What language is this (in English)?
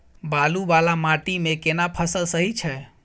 Maithili